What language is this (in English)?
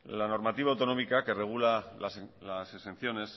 Spanish